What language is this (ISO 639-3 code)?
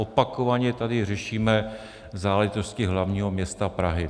ces